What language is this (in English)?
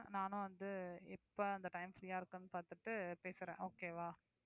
Tamil